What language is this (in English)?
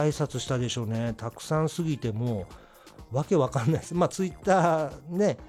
Japanese